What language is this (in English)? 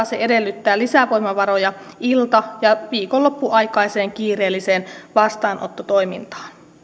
Finnish